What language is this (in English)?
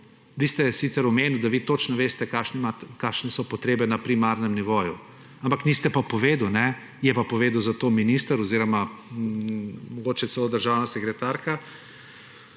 Slovenian